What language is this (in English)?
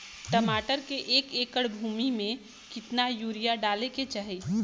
Bhojpuri